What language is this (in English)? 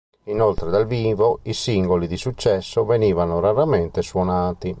Italian